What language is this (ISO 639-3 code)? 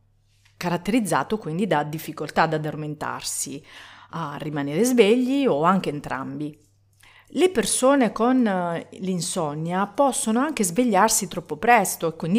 ita